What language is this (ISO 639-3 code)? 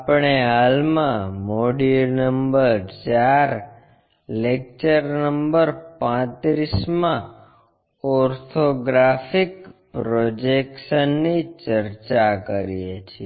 guj